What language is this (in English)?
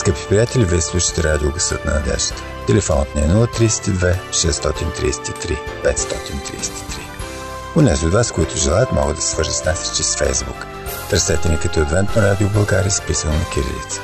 Bulgarian